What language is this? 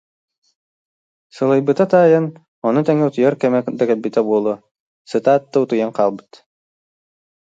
Yakut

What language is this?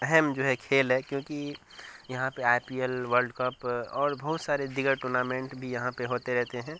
Urdu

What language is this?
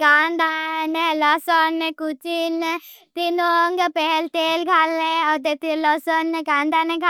Bhili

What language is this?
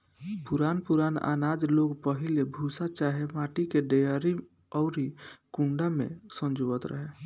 Bhojpuri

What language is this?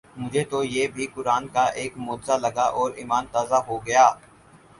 Urdu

